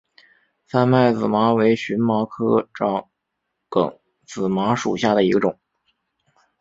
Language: Chinese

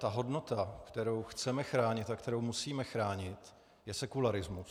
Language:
Czech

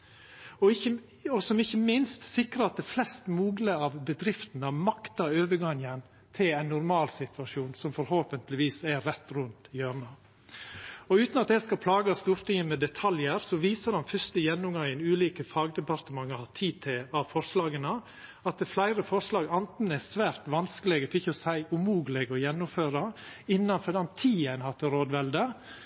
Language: Norwegian Nynorsk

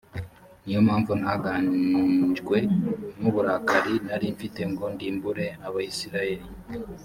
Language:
Kinyarwanda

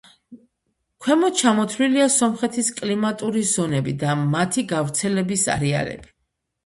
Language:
Georgian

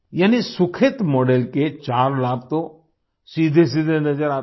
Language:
Hindi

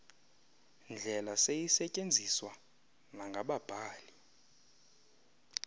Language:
Xhosa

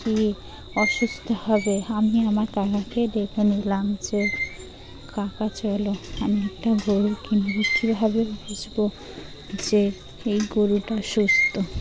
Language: Bangla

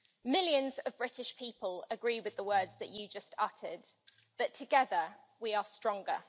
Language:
English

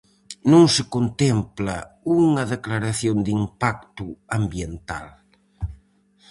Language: Galician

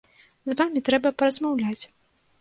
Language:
Belarusian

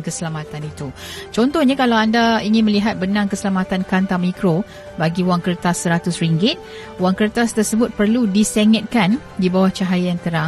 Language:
Malay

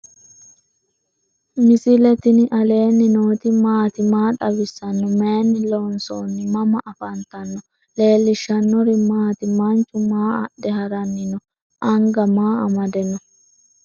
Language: Sidamo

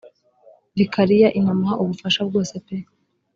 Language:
Kinyarwanda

